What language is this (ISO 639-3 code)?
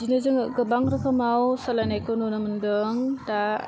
brx